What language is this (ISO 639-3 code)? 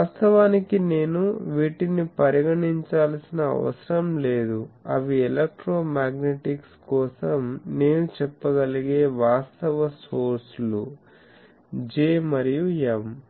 tel